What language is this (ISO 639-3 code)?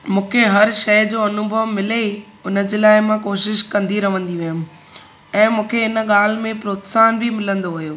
snd